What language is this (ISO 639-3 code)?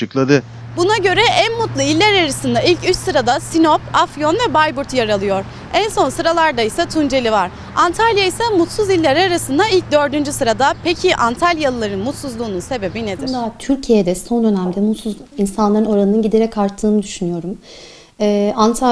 tur